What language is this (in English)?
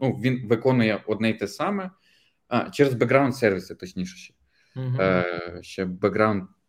Ukrainian